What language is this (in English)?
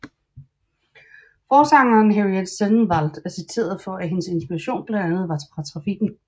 Danish